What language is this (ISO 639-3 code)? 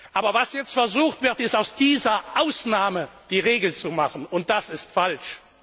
deu